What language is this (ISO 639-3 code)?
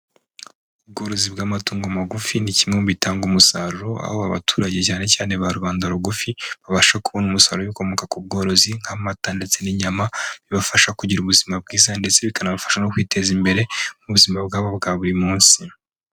kin